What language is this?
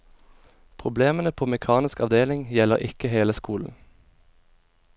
Norwegian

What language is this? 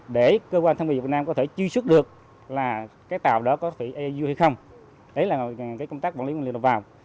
Vietnamese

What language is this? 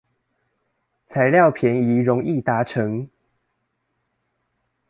Chinese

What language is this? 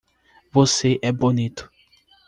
Portuguese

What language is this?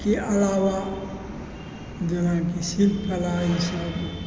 Maithili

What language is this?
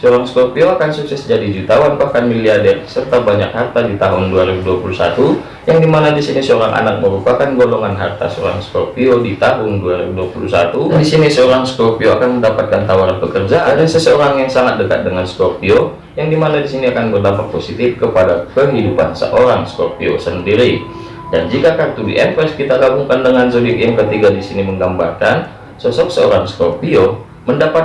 Indonesian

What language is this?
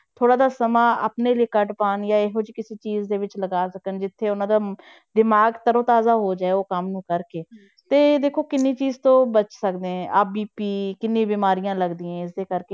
Punjabi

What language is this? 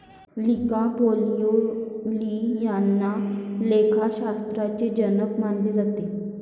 Marathi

